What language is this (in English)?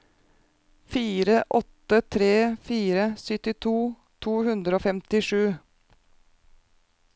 Norwegian